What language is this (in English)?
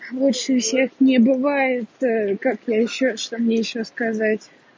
Russian